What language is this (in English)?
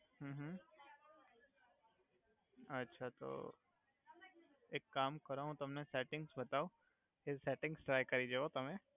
Gujarati